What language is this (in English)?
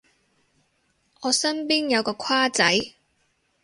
Cantonese